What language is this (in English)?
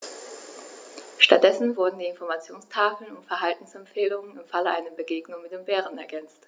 German